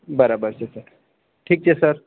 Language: Gujarati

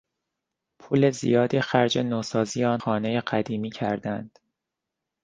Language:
Persian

